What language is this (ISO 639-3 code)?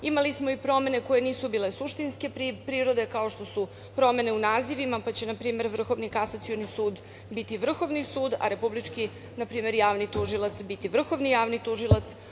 srp